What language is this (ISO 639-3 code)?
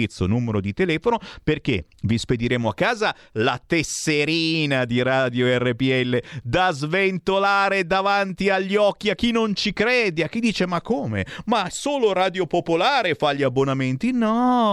ita